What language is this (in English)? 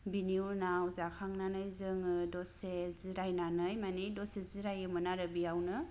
Bodo